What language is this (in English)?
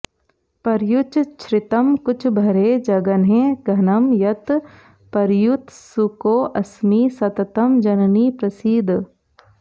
Sanskrit